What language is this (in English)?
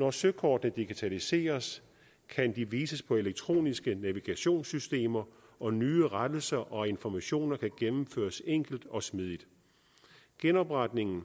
Danish